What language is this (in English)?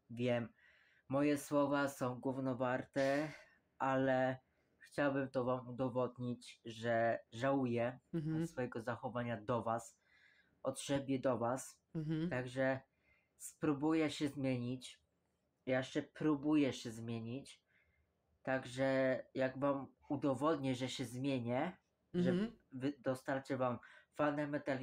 Polish